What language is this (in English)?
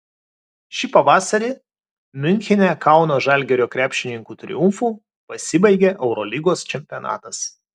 Lithuanian